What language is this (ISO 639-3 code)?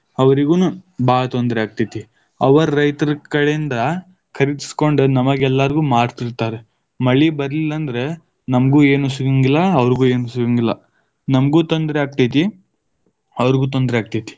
kan